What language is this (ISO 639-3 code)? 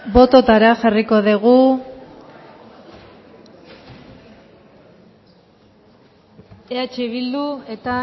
eus